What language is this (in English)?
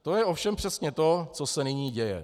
Czech